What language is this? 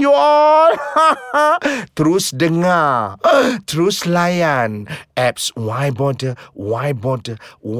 Malay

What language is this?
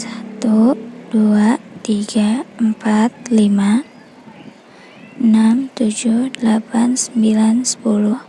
Indonesian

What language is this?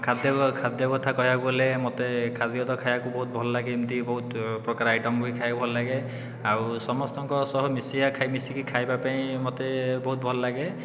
Odia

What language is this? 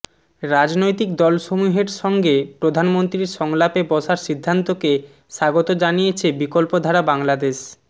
Bangla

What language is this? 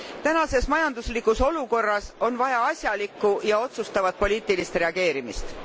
Estonian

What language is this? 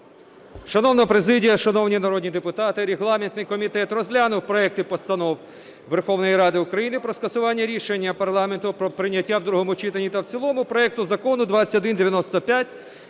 Ukrainian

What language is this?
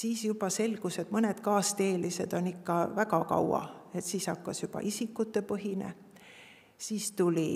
Finnish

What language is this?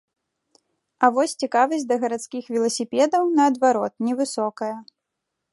Belarusian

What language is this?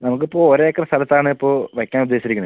Malayalam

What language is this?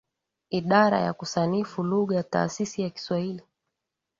Swahili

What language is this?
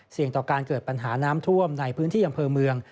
Thai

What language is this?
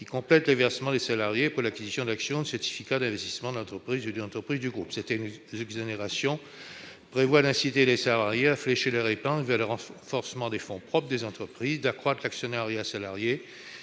French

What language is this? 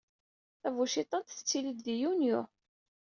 Kabyle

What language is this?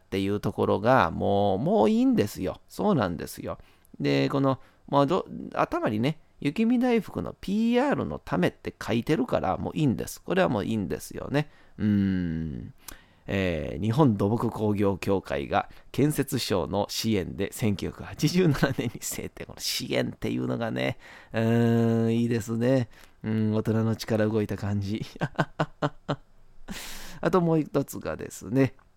Japanese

